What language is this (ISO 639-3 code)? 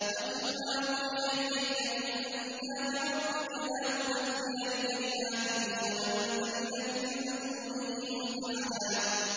ara